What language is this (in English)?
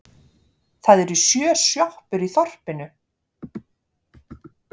Icelandic